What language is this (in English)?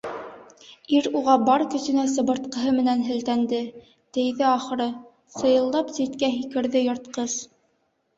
Bashkir